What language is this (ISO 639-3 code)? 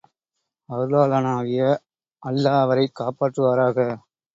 tam